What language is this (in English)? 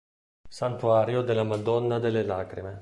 Italian